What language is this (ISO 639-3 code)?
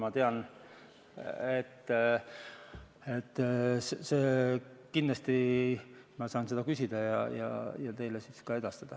est